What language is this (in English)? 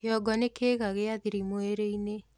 Kikuyu